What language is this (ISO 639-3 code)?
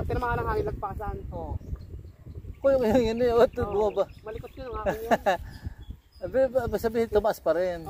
fil